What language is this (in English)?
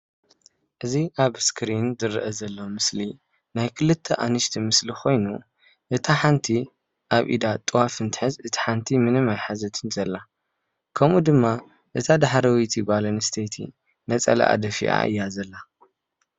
Tigrinya